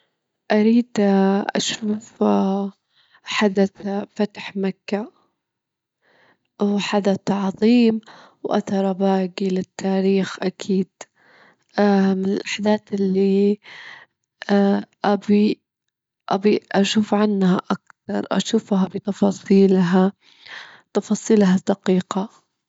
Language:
Gulf Arabic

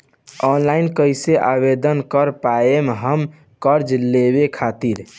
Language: Bhojpuri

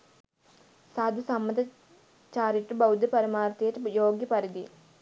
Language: Sinhala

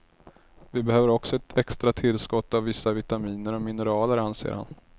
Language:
Swedish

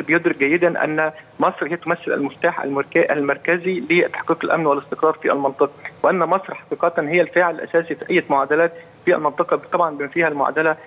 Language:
Arabic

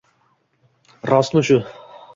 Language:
Uzbek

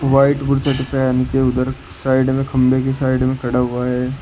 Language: Hindi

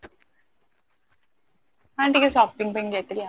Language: Odia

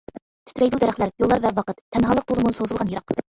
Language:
Uyghur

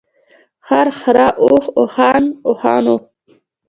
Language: Pashto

